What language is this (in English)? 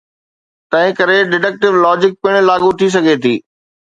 Sindhi